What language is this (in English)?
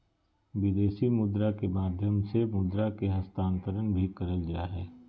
Magahi